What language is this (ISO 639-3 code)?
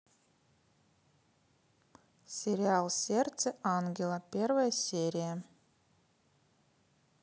rus